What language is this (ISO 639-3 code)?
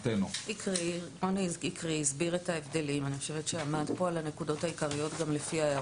heb